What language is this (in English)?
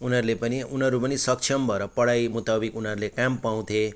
Nepali